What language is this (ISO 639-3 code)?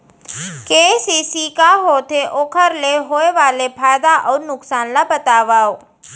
hne